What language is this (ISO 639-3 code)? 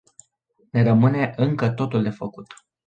ron